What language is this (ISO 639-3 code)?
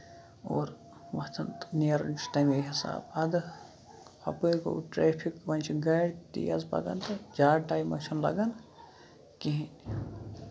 kas